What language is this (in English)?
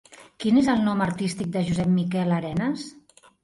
Catalan